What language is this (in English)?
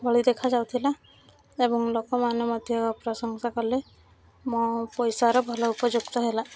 Odia